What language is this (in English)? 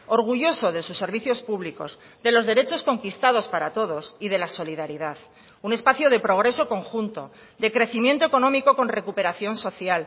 Spanish